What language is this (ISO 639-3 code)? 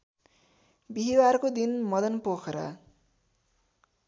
nep